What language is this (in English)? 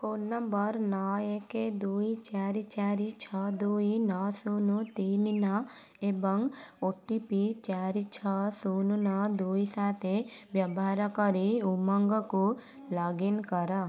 Odia